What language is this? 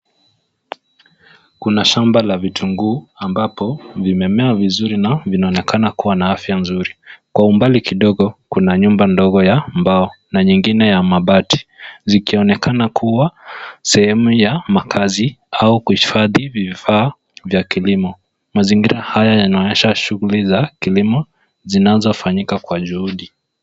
Swahili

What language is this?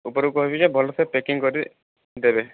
Odia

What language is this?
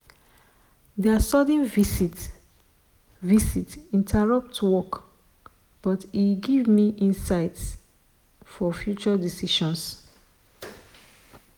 Nigerian Pidgin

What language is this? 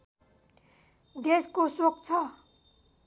Nepali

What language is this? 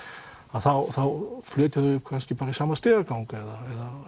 Icelandic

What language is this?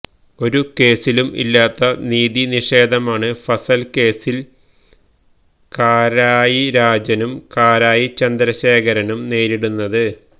Malayalam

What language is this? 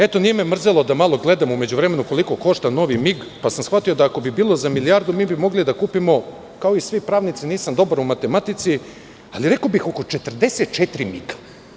Serbian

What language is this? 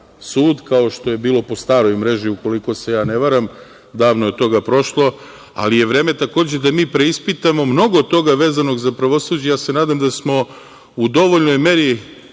Serbian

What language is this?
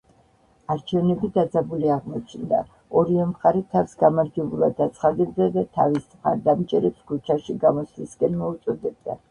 Georgian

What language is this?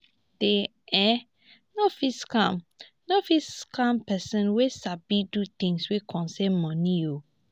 Nigerian Pidgin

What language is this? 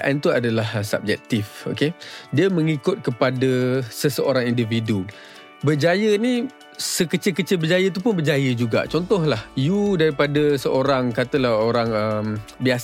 Malay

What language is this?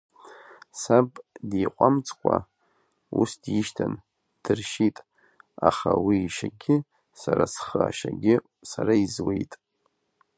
Abkhazian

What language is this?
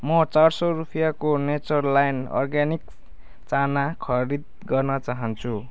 Nepali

